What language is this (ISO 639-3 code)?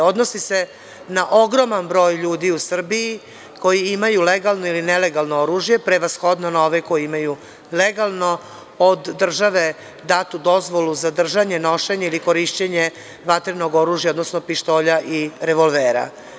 srp